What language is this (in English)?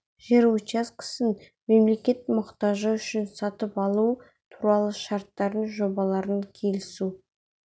Kazakh